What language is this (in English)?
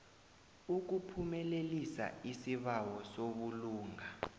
South Ndebele